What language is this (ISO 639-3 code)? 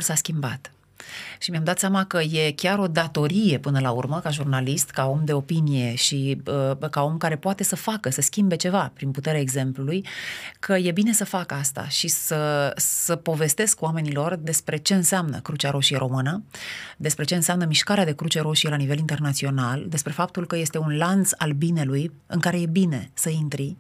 ron